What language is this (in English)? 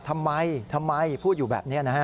Thai